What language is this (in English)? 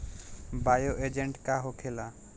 Bhojpuri